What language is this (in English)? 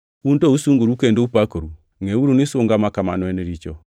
Luo (Kenya and Tanzania)